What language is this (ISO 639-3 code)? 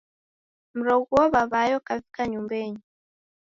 dav